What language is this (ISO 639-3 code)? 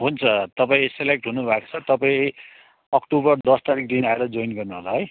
nep